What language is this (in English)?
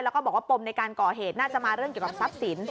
Thai